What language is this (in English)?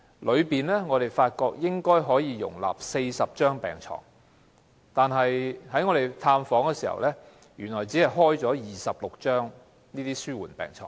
Cantonese